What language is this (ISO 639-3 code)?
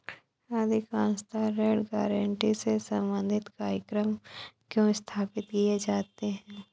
hin